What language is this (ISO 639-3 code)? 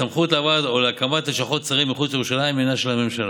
heb